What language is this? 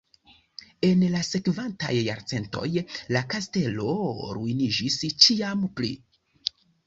Esperanto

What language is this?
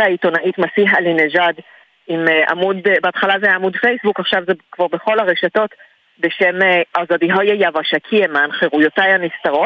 Hebrew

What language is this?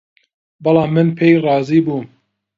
Central Kurdish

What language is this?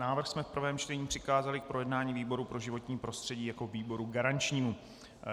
Czech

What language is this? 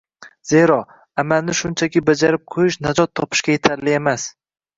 Uzbek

